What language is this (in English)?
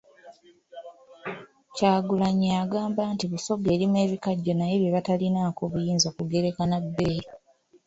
Ganda